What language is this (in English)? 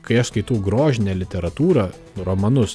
Lithuanian